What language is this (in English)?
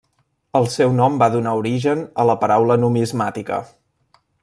Catalan